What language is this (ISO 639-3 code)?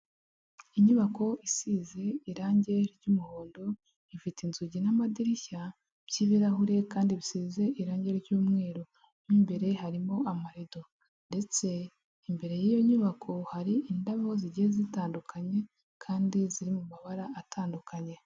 kin